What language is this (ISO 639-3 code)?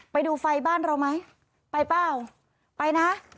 tha